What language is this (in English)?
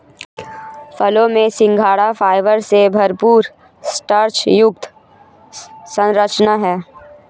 Hindi